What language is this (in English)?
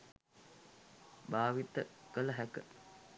Sinhala